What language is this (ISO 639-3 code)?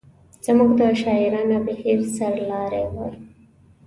pus